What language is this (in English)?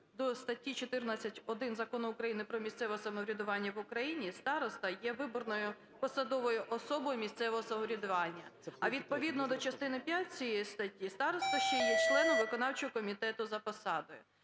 Ukrainian